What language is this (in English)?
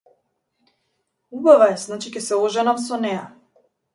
Macedonian